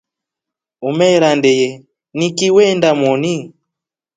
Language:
Rombo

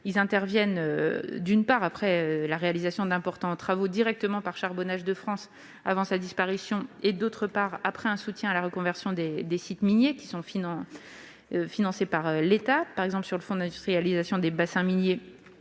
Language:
French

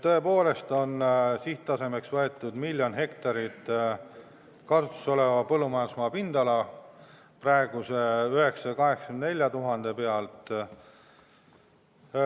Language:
Estonian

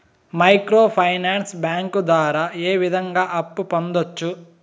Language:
Telugu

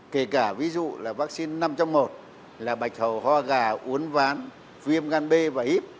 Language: Vietnamese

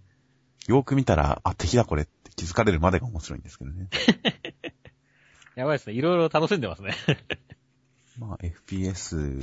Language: Japanese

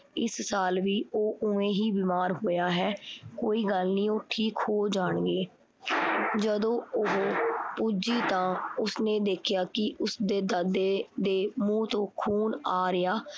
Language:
Punjabi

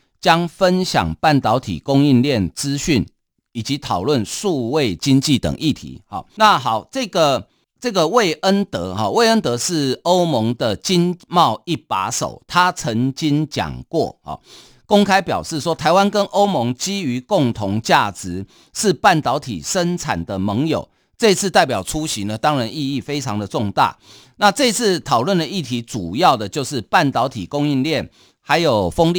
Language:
Chinese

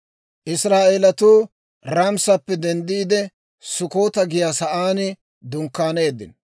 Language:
Dawro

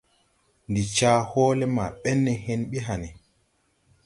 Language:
Tupuri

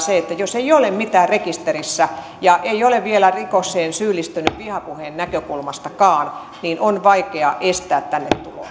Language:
Finnish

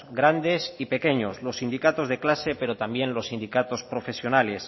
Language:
Spanish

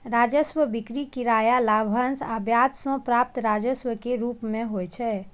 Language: Maithili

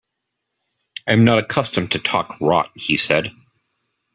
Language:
English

